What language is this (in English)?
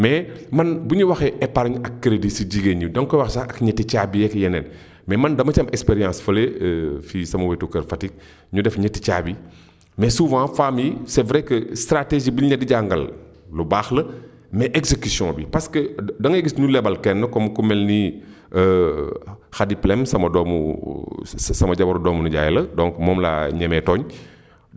Wolof